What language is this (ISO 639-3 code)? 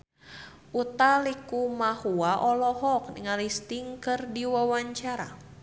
sun